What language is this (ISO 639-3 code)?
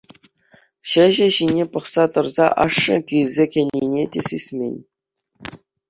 chv